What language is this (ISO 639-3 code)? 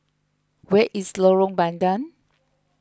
eng